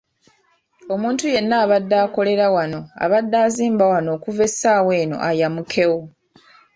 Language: Ganda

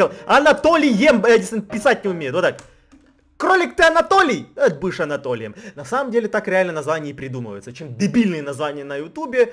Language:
Russian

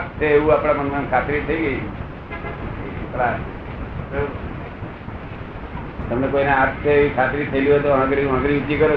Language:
Gujarati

